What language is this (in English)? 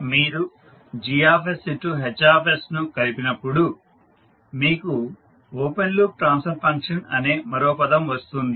Telugu